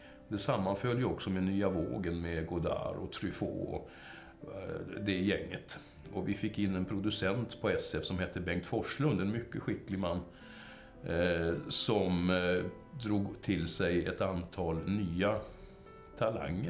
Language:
Swedish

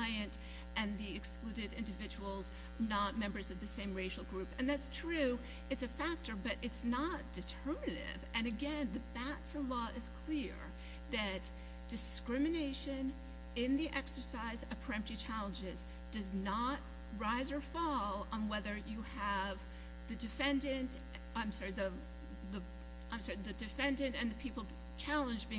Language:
English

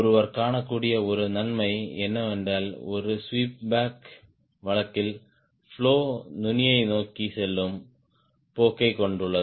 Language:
Tamil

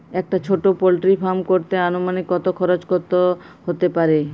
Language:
Bangla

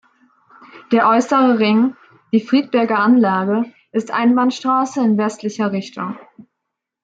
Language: German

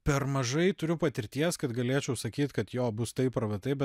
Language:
Lithuanian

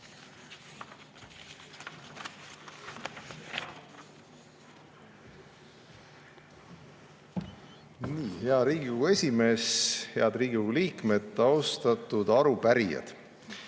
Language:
Estonian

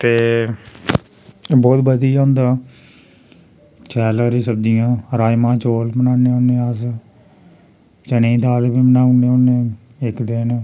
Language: Dogri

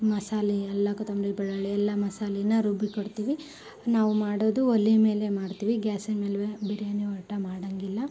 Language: Kannada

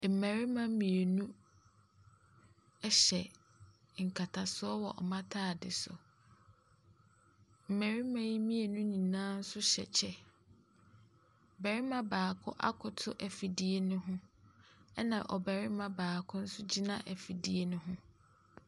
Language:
Akan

